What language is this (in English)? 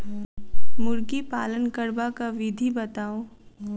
Maithili